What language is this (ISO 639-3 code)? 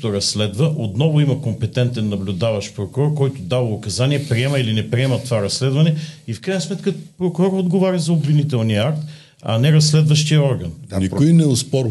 bul